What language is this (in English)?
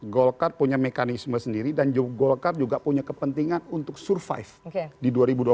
Indonesian